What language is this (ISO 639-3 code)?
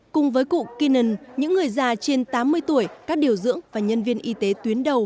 vie